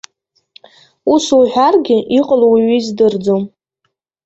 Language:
Abkhazian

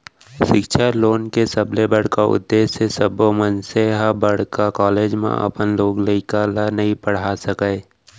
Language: Chhattisgarhi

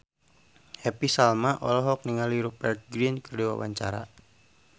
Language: Sundanese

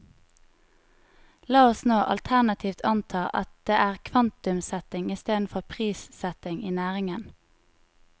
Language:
Norwegian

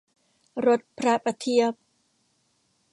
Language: Thai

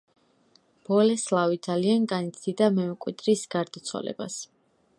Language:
Georgian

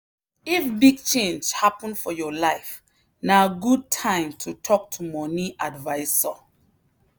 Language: Nigerian Pidgin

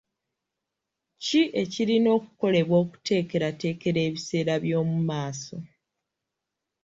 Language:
Ganda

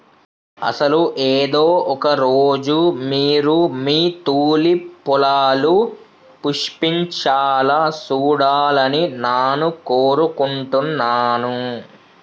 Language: Telugu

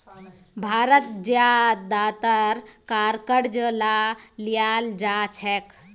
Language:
Magahi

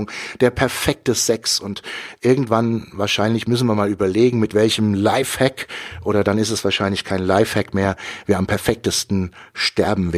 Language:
German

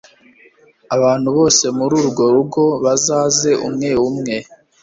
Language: Kinyarwanda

